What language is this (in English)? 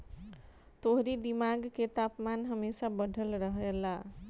Bhojpuri